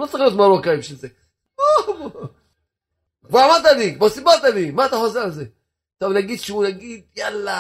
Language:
Hebrew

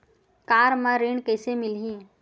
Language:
Chhattisgarhi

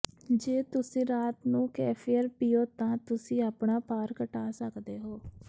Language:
Punjabi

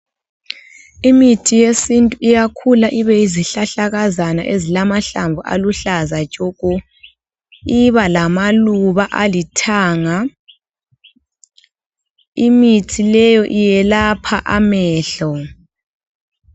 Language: North Ndebele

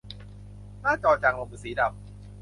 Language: Thai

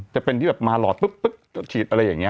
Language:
Thai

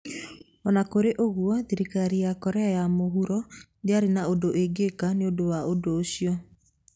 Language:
Kikuyu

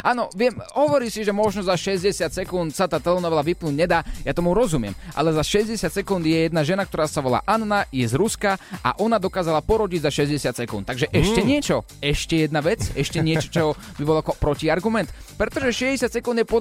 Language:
Slovak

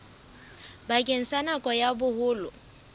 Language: Southern Sotho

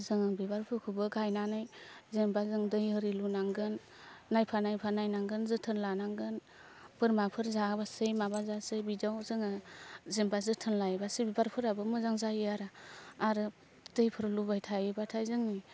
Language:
Bodo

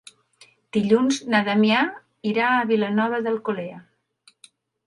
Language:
Catalan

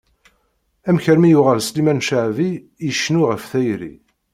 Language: Kabyle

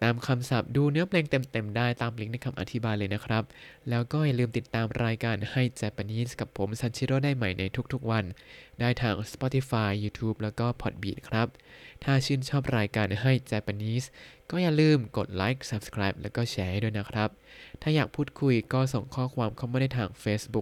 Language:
Thai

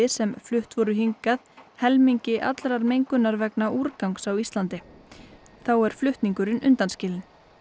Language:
Icelandic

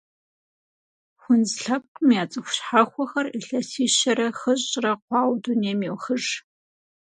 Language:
Kabardian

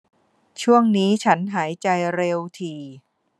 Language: Thai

